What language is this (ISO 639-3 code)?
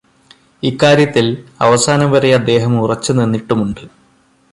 mal